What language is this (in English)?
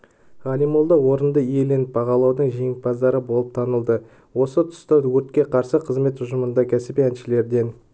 Kazakh